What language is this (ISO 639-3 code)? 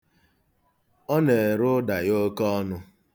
ibo